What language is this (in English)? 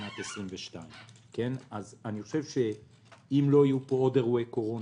Hebrew